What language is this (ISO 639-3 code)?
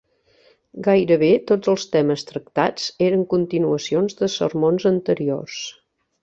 cat